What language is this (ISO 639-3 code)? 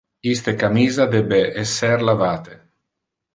ina